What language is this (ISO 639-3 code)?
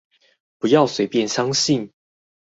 zho